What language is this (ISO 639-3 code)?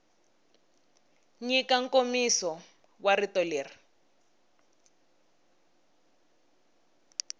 tso